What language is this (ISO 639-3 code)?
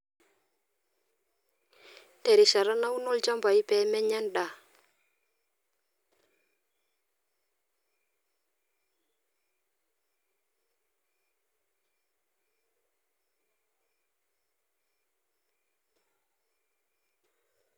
mas